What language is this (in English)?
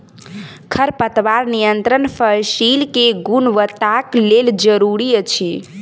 Maithili